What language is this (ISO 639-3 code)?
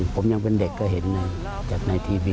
tha